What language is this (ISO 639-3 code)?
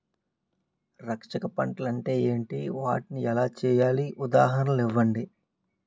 tel